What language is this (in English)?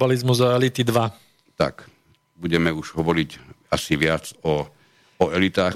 Slovak